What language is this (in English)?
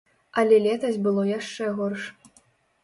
Belarusian